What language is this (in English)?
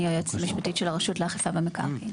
Hebrew